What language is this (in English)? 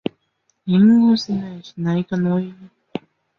Chinese